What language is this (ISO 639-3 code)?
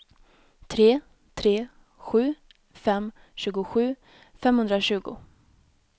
swe